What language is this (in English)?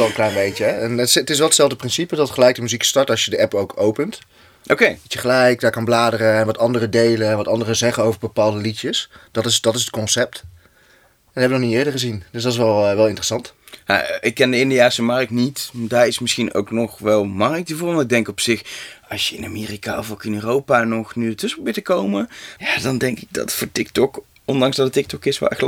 Dutch